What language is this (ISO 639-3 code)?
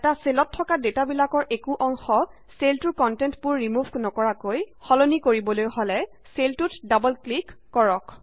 asm